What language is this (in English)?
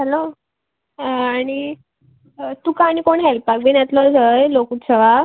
Konkani